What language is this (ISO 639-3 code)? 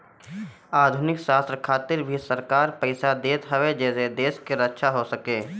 bho